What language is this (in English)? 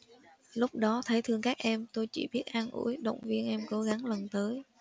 Vietnamese